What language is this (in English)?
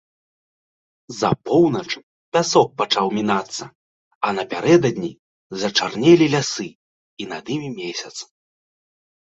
Belarusian